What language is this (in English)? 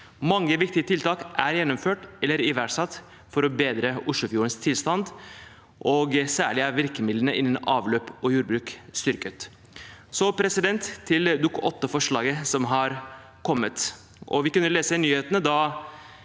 Norwegian